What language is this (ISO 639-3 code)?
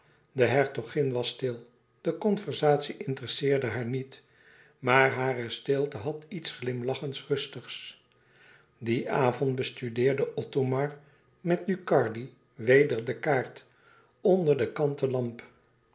nld